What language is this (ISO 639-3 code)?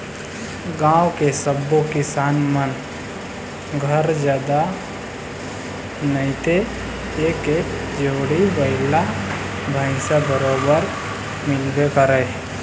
hne